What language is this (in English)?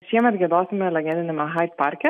Lithuanian